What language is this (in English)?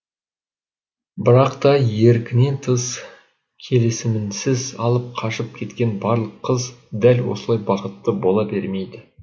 Kazakh